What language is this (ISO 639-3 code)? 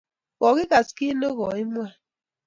kln